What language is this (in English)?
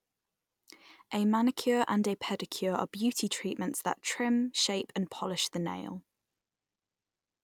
English